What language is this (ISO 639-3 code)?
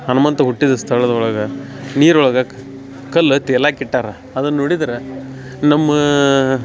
kan